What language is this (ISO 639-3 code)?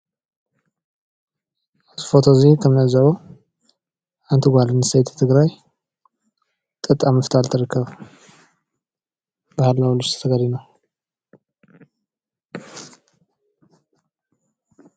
tir